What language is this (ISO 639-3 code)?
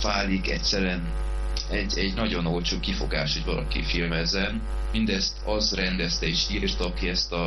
hun